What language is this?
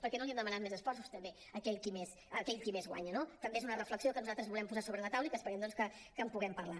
Catalan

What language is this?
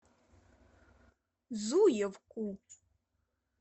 Russian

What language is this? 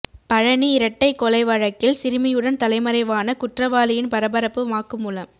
Tamil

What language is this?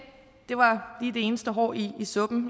Danish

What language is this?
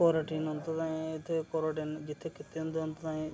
Dogri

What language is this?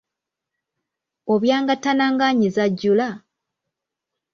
Ganda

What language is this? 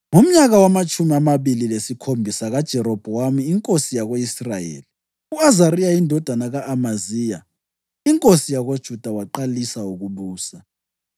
North Ndebele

